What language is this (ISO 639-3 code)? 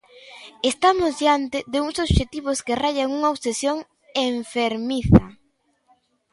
glg